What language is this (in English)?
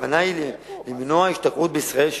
Hebrew